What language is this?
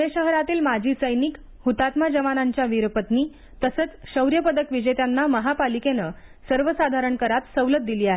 Marathi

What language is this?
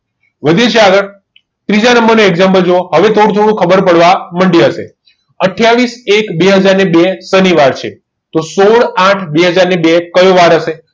Gujarati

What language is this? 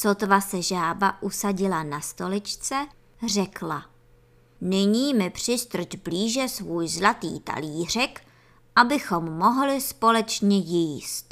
Czech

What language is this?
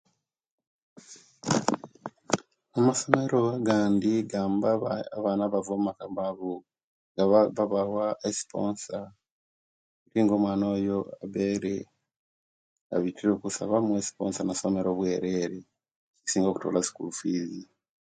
Kenyi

